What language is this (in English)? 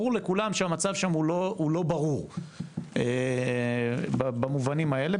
Hebrew